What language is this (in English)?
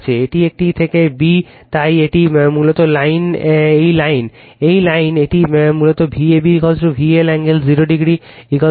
Bangla